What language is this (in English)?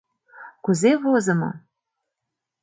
Mari